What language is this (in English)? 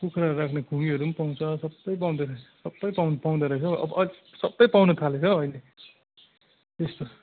Nepali